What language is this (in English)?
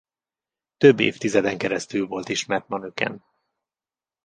Hungarian